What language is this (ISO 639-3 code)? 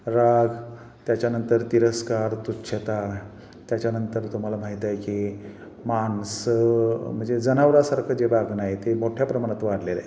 mar